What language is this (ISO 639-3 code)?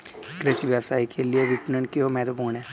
hin